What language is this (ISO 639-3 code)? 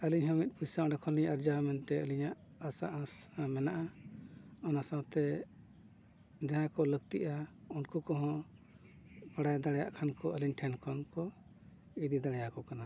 sat